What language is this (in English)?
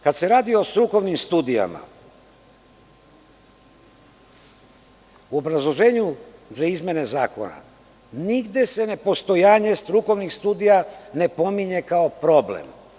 Serbian